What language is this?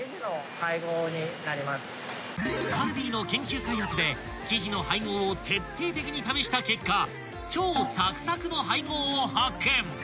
Japanese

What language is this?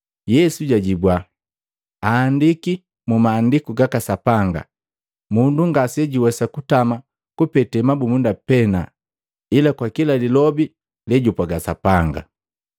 Matengo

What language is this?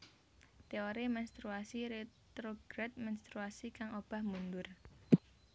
Javanese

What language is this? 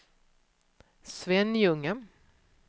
Swedish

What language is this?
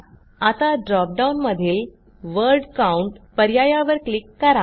Marathi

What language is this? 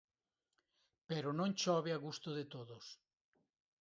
Galician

